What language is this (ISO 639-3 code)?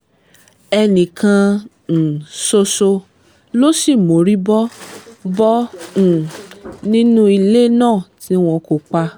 yor